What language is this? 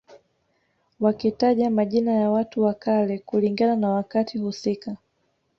Swahili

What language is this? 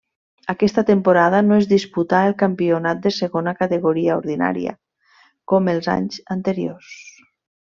Catalan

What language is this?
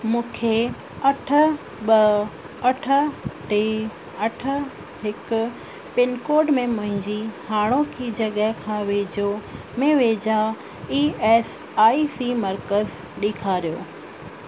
Sindhi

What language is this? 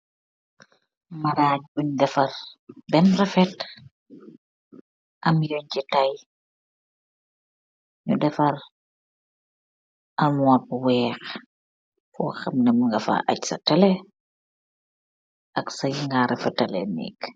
Wolof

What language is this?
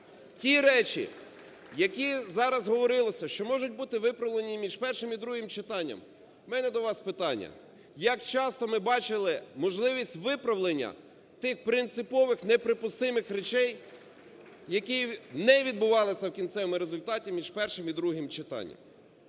Ukrainian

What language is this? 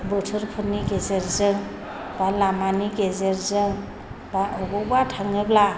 Bodo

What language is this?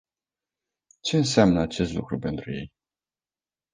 Romanian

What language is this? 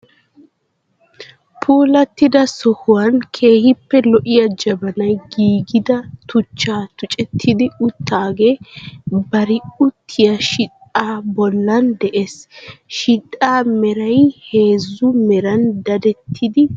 Wolaytta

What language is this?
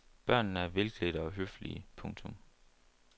Danish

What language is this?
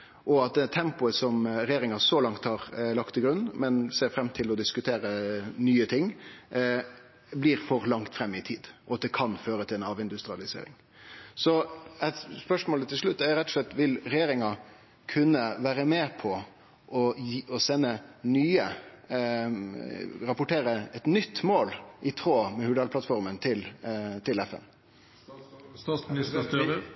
Norwegian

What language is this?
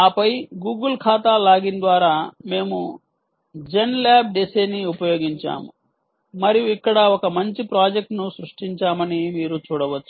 Telugu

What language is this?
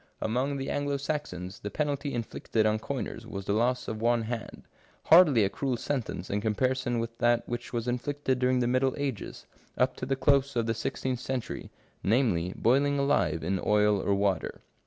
English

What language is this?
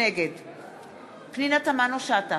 Hebrew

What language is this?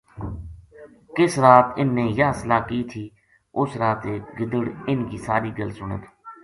Gujari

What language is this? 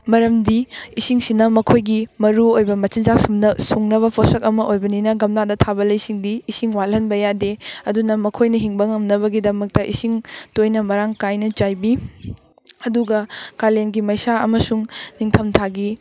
Manipuri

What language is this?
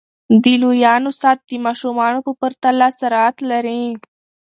Pashto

